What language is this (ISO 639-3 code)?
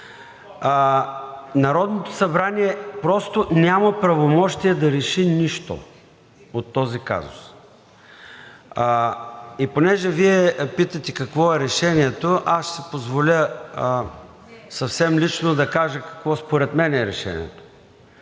bul